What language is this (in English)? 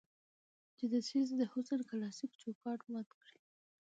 Pashto